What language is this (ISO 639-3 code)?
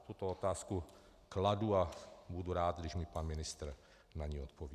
ces